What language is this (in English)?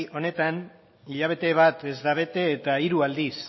Basque